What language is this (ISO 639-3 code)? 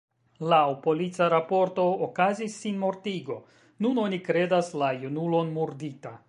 epo